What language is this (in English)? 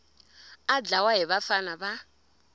Tsonga